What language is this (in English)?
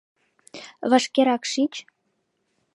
Mari